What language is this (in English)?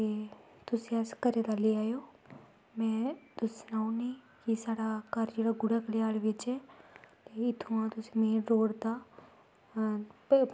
Dogri